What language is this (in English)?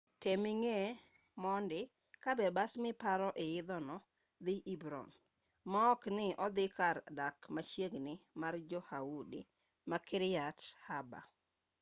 Luo (Kenya and Tanzania)